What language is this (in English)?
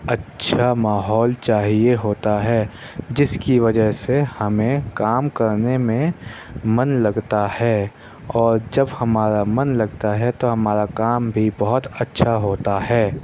Urdu